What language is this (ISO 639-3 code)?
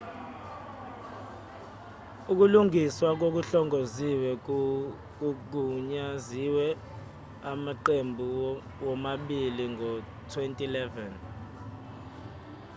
zul